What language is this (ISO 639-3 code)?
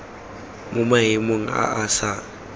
tsn